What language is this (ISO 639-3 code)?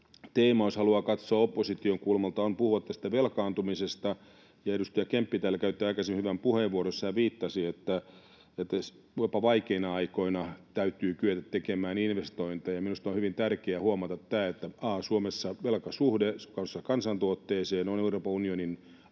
fin